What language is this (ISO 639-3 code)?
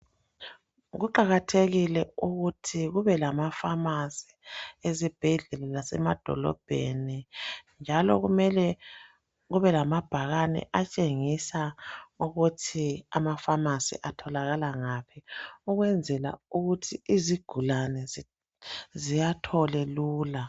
nde